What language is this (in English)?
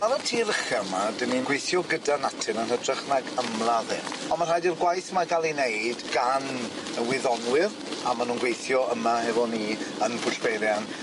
Welsh